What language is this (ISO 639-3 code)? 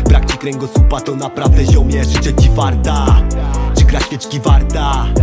pol